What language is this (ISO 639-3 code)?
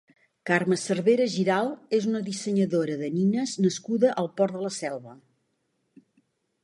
cat